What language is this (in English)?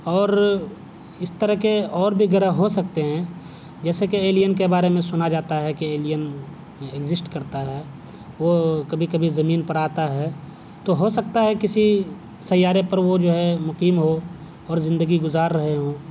Urdu